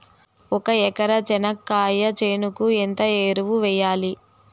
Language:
Telugu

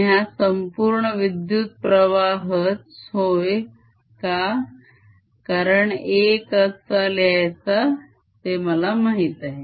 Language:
Marathi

